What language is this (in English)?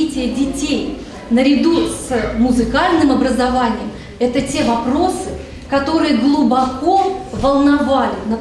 Russian